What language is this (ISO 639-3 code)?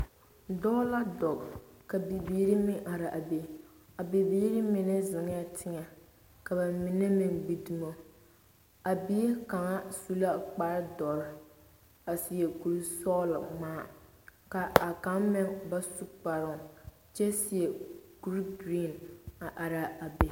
dga